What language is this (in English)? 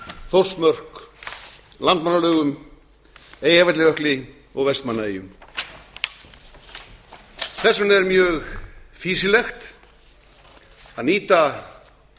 Icelandic